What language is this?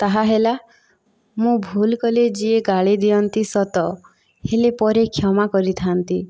Odia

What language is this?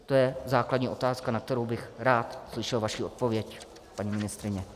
Czech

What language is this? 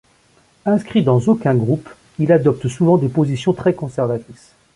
French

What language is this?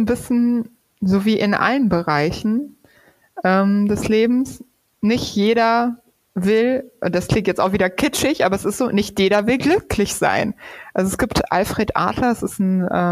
German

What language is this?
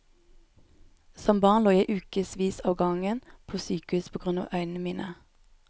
Norwegian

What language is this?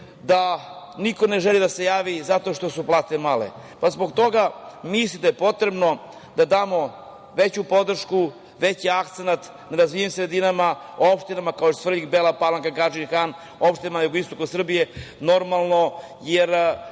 Serbian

